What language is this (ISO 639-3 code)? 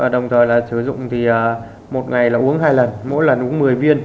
vie